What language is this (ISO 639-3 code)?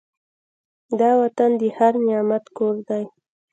pus